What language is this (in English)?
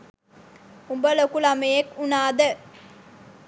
Sinhala